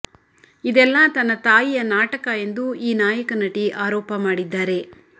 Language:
Kannada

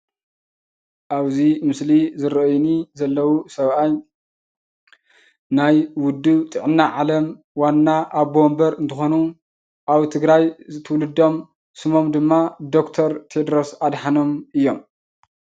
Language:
Tigrinya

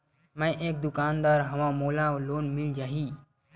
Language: Chhattisgarhi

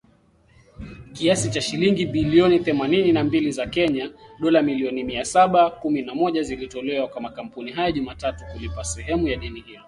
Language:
Swahili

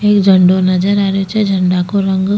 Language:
Rajasthani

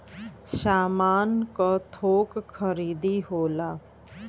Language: Bhojpuri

